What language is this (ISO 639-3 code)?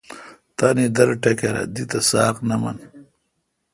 xka